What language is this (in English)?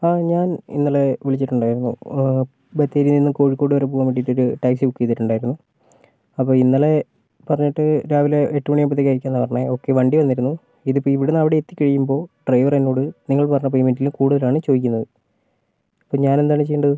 Malayalam